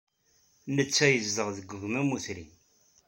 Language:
Kabyle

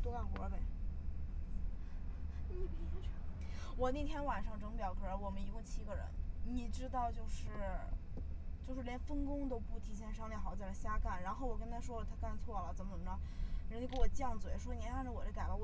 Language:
Chinese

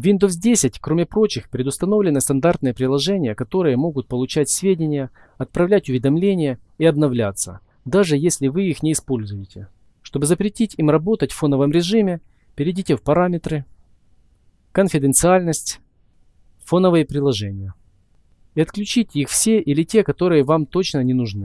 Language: Russian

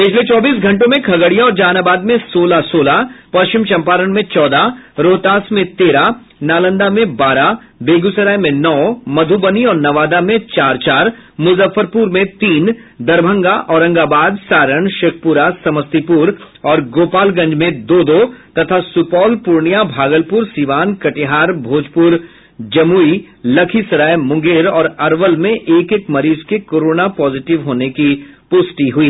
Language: Hindi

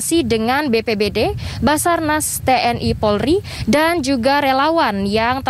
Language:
Indonesian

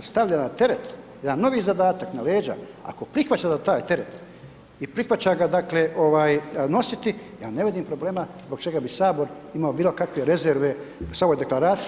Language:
Croatian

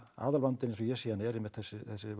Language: Icelandic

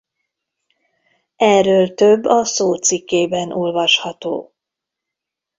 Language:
Hungarian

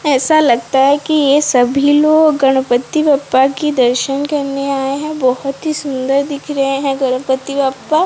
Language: Hindi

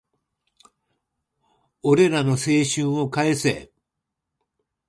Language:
Japanese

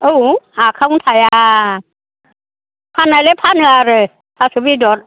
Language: Bodo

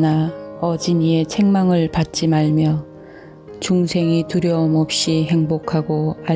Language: Korean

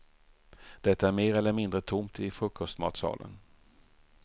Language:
Swedish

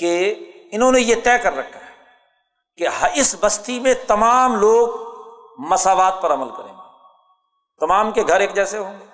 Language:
Urdu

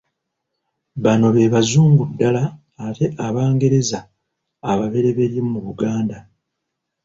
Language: Ganda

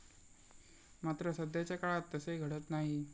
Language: Marathi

